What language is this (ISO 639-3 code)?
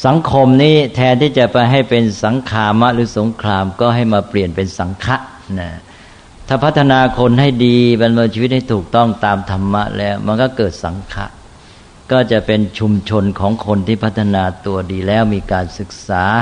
tha